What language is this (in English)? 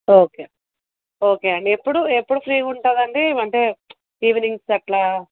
Telugu